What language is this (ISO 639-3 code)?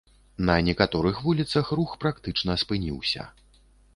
bel